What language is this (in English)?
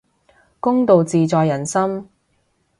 Cantonese